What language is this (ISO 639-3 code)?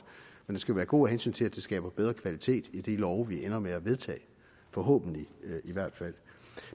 dan